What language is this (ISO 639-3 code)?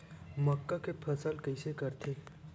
hne